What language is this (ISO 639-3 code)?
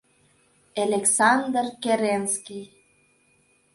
chm